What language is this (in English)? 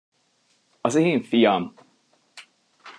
Hungarian